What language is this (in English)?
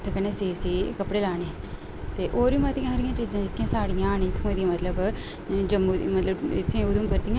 Dogri